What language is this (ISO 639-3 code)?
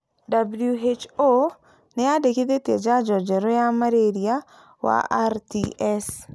kik